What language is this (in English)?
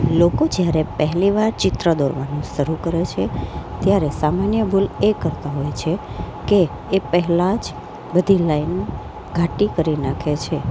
Gujarati